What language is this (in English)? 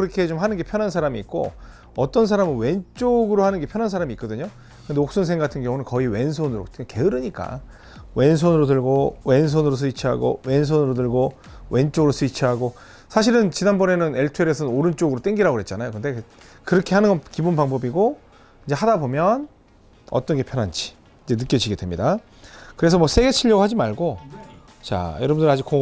Korean